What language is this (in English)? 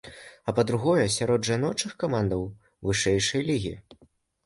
Belarusian